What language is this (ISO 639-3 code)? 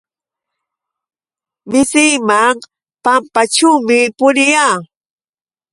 qux